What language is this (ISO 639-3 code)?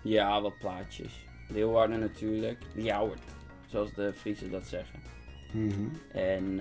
nld